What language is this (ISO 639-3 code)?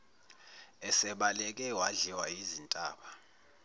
zul